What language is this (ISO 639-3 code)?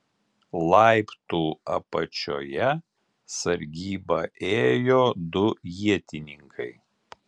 lit